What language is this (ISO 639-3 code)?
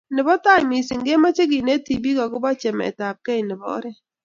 kln